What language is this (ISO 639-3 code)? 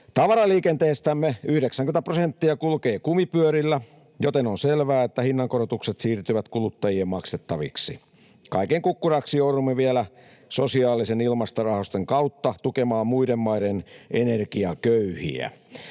fin